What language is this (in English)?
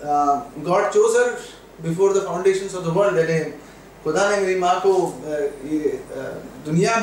Hindi